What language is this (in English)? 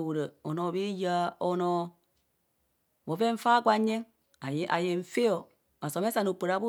Kohumono